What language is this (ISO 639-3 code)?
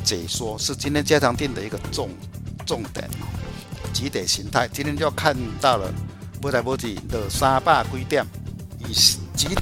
zho